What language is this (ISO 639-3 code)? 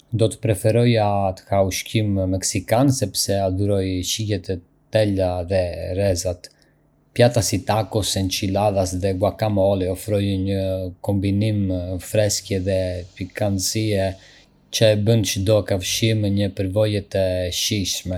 aae